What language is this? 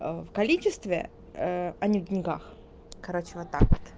Russian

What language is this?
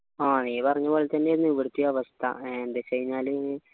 Malayalam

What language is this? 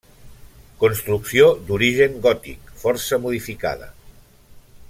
Catalan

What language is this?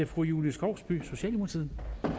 Danish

